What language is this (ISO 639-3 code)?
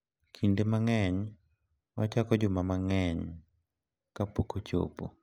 luo